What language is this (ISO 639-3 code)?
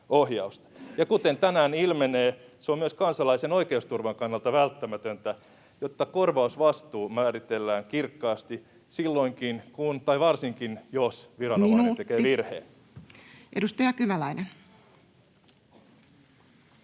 fin